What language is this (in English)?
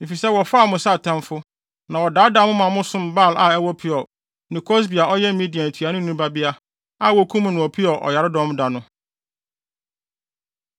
Akan